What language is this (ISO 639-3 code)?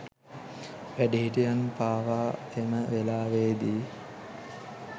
sin